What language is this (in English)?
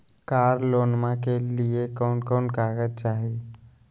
Magahi